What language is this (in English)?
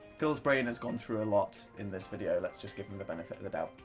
English